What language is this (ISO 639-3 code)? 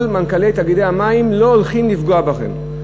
heb